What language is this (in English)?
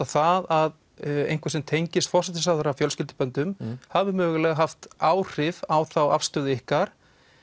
Icelandic